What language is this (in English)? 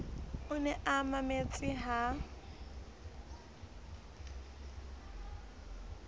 Southern Sotho